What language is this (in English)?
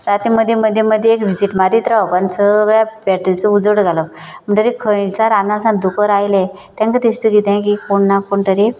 Konkani